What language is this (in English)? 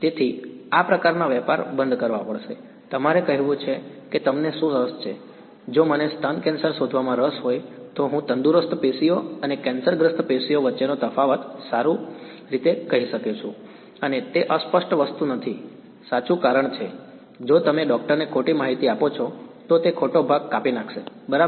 Gujarati